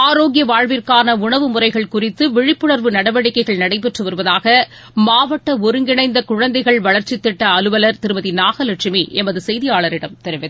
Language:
Tamil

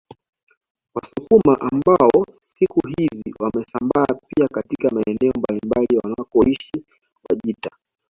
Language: Swahili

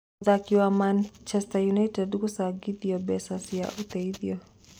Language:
Kikuyu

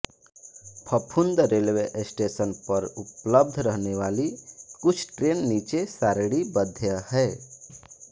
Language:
Hindi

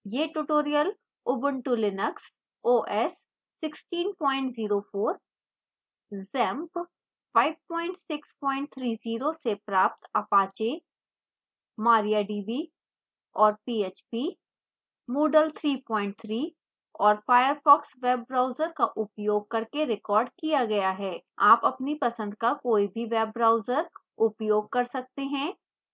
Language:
Hindi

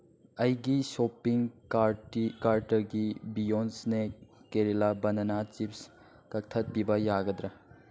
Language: Manipuri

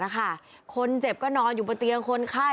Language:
Thai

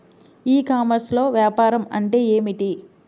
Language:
Telugu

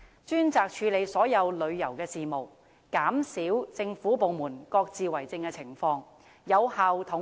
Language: Cantonese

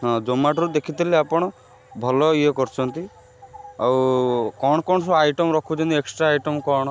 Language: Odia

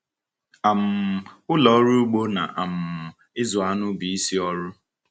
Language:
Igbo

